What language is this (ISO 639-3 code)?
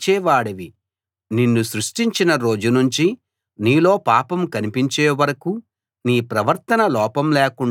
tel